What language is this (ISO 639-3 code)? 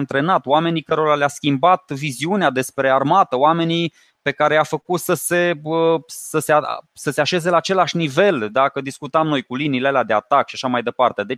ron